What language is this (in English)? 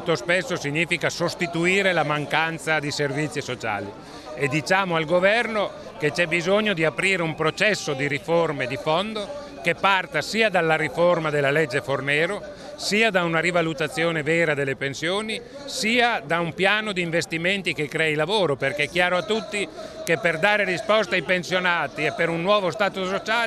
Italian